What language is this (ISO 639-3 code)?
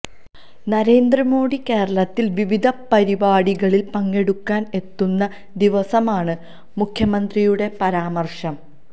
mal